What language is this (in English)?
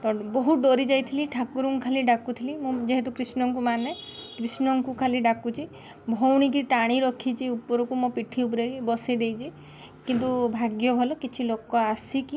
Odia